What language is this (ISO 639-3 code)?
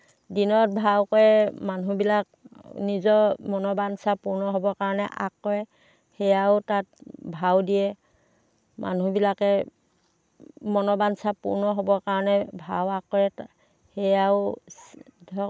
asm